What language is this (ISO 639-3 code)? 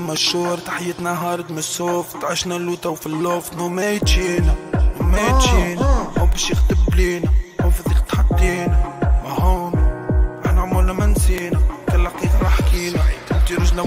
ara